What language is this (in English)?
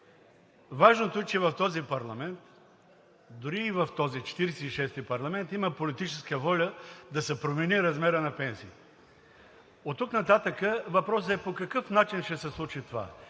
Bulgarian